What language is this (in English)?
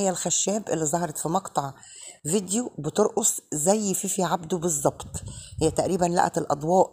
Arabic